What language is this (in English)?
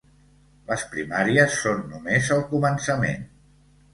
Catalan